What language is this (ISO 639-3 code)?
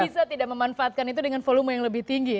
ind